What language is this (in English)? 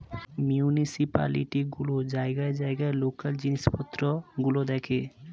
Bangla